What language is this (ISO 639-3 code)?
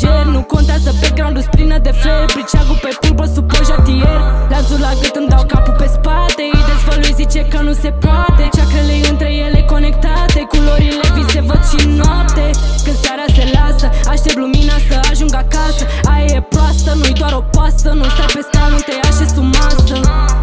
ron